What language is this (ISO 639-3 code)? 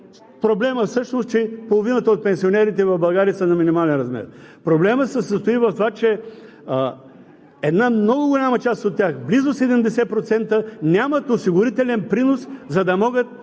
bul